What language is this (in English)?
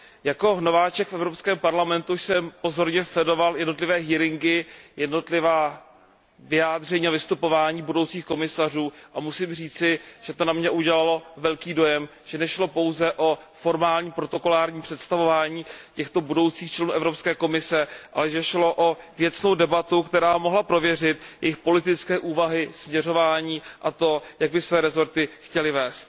Czech